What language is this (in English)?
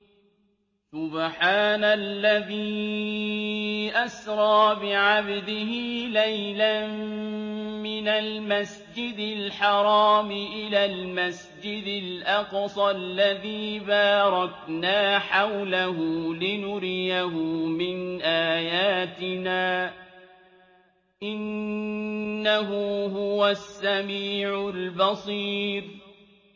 Arabic